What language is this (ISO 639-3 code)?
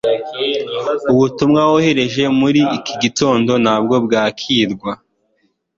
kin